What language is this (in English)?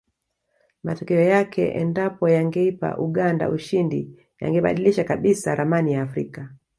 Swahili